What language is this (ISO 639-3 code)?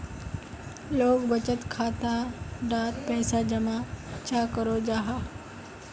mag